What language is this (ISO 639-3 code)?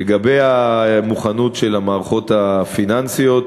heb